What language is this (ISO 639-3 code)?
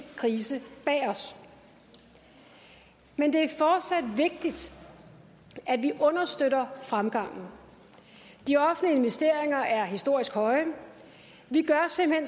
dan